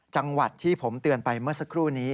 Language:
Thai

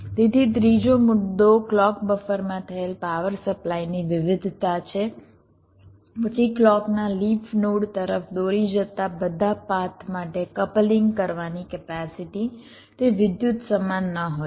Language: Gujarati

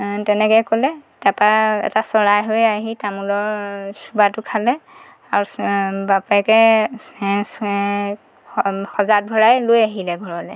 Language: Assamese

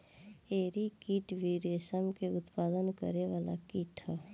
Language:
Bhojpuri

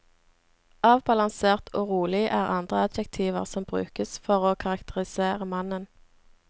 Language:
Norwegian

